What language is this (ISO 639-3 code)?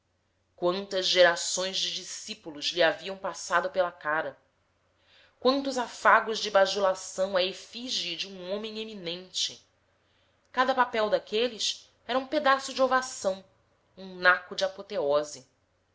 por